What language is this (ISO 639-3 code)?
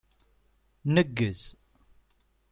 kab